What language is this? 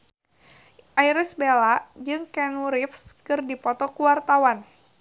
Sundanese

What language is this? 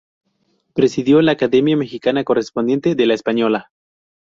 Spanish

